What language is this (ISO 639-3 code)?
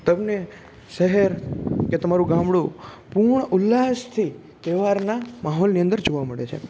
guj